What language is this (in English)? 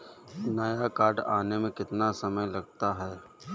Hindi